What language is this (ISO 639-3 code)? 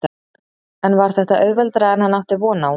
isl